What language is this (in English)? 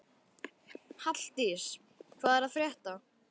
Icelandic